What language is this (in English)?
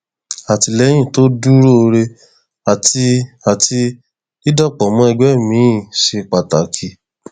Yoruba